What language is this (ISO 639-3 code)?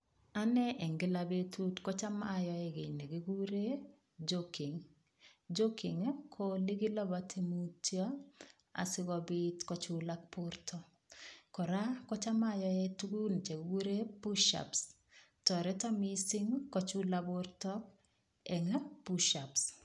kln